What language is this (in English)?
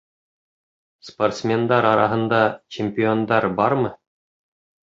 Bashkir